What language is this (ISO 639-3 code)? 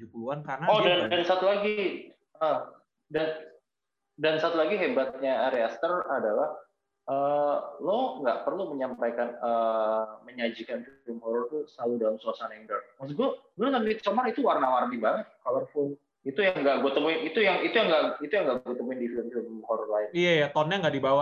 ind